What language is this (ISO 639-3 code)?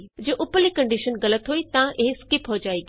pan